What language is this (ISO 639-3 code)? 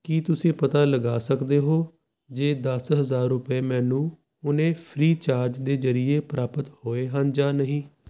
pan